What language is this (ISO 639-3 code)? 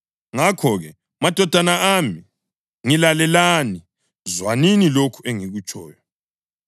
nde